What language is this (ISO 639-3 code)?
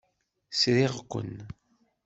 kab